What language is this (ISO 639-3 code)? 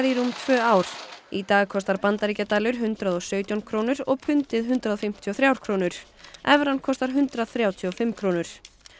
isl